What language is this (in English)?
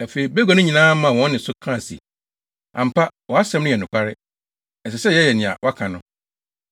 Akan